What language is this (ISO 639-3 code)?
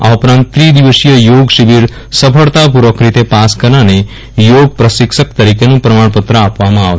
guj